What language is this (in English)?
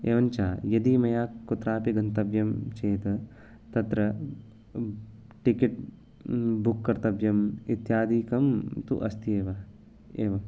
Sanskrit